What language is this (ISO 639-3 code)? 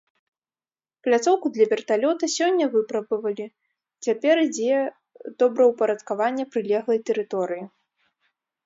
bel